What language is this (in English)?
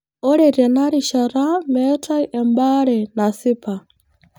Masai